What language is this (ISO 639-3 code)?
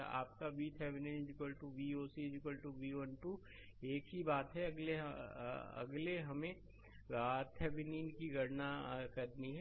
hin